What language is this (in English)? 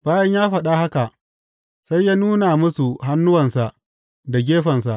Hausa